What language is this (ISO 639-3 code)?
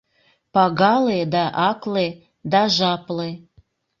chm